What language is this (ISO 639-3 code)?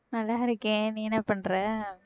tam